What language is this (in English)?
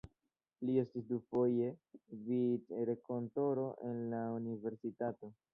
Esperanto